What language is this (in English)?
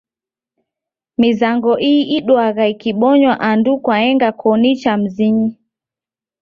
Taita